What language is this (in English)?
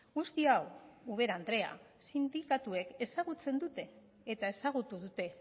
Basque